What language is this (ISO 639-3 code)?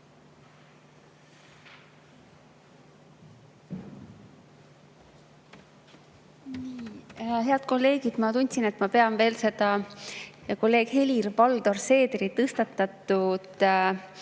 est